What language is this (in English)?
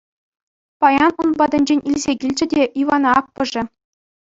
Chuvash